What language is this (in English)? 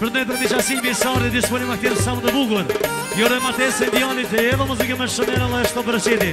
Bulgarian